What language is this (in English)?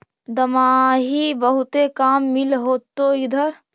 Magahi